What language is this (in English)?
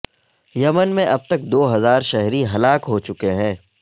Urdu